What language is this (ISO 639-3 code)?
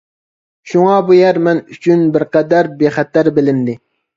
uig